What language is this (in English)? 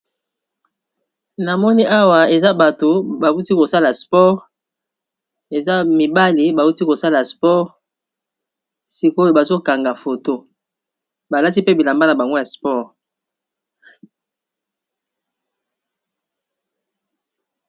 Lingala